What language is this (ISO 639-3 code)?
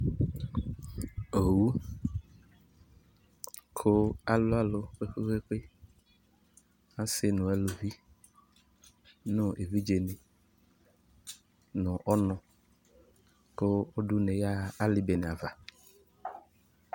kpo